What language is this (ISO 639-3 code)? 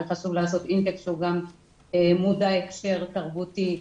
heb